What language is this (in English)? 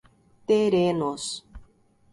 Portuguese